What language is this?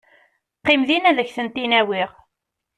Kabyle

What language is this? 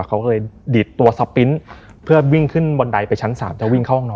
Thai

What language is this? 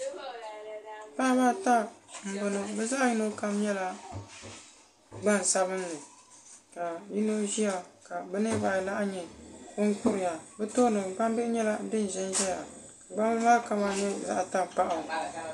Dagbani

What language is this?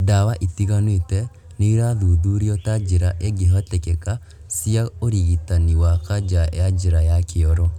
Kikuyu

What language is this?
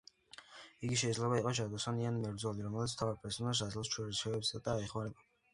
Georgian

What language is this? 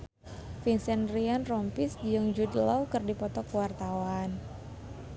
Sundanese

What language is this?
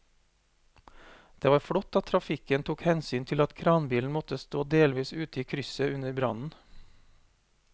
Norwegian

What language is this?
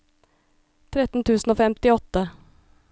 Norwegian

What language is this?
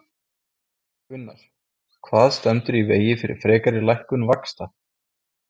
Icelandic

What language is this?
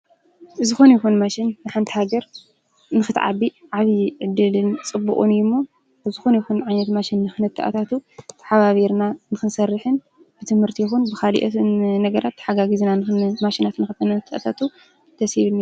Tigrinya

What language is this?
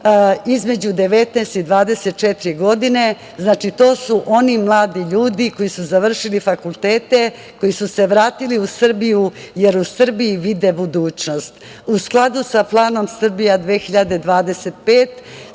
Serbian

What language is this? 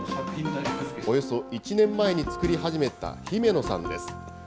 Japanese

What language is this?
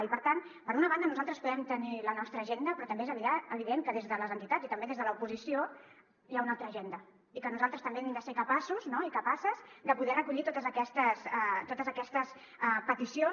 Catalan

